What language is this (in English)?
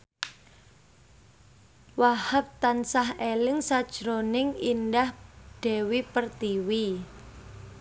Javanese